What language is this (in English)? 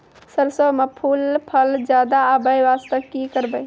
Maithili